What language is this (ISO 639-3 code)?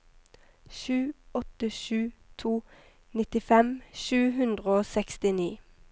nor